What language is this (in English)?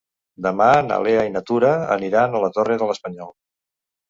Catalan